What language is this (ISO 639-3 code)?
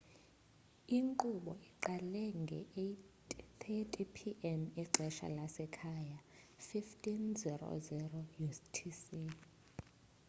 xho